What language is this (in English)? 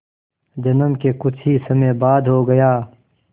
Hindi